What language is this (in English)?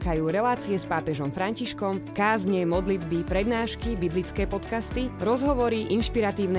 Slovak